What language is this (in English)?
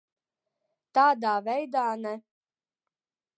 Latvian